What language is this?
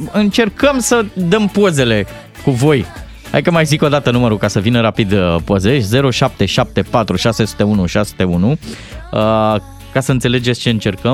Romanian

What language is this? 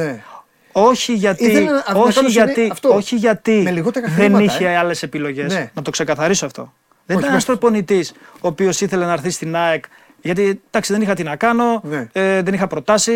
Greek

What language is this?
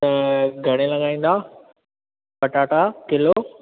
Sindhi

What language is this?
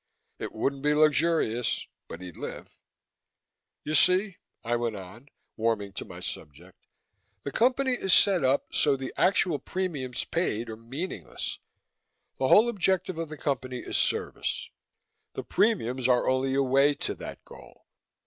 English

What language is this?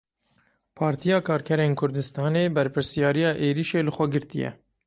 Kurdish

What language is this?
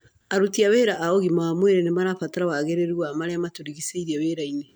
Kikuyu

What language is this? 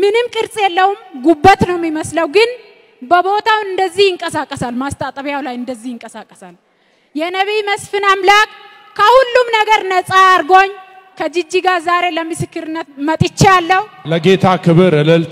Arabic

